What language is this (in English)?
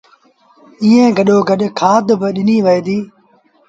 Sindhi Bhil